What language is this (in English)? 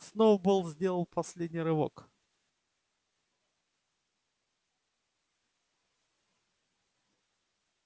Russian